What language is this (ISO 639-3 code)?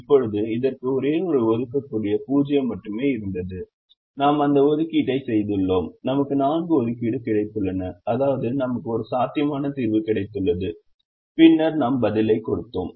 tam